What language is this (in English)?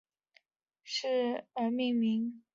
Chinese